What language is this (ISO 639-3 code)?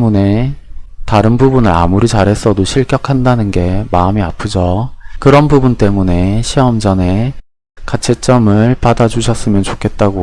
kor